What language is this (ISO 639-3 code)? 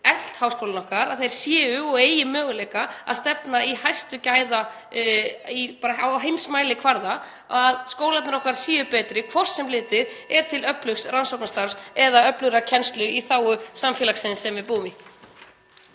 isl